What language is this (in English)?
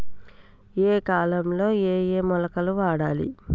Telugu